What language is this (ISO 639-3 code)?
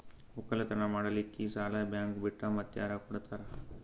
kan